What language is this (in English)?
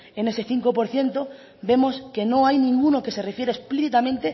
Spanish